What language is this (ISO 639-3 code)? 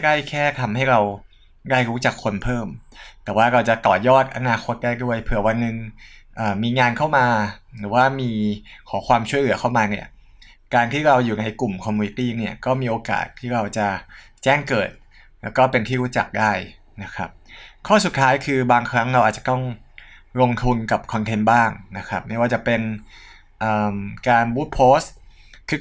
tha